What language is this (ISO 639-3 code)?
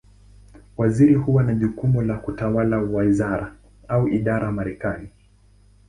swa